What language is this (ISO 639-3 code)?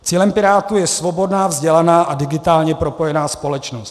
ces